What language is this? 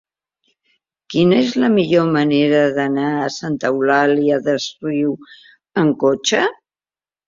Catalan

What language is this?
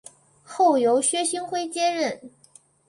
Chinese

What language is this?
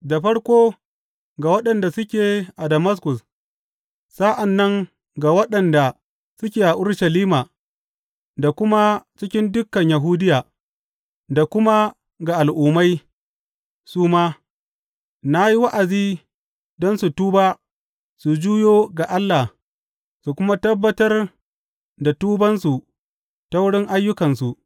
Hausa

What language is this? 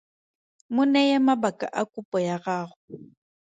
Tswana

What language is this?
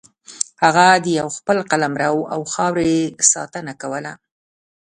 Pashto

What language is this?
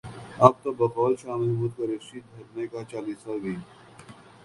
Urdu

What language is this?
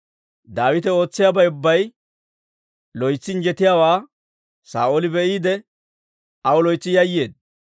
Dawro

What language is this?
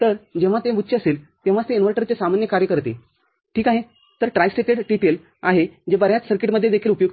Marathi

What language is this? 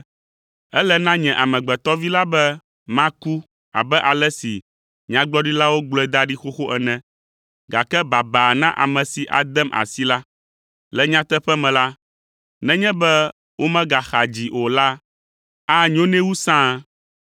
Ewe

